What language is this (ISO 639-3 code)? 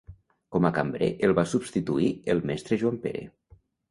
cat